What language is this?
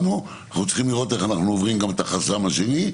Hebrew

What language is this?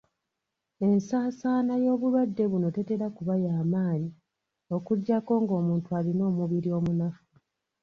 Ganda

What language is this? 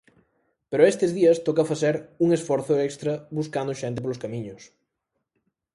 Galician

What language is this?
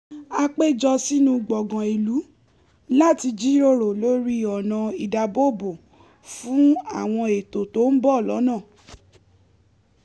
Yoruba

